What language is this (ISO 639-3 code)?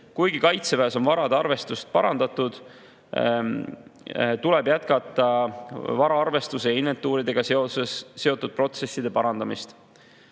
est